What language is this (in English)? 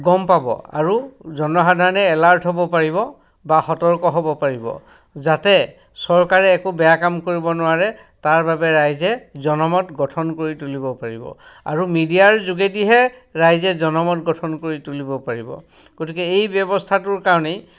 Assamese